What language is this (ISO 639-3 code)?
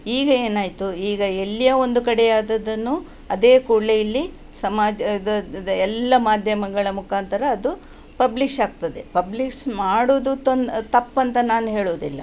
kan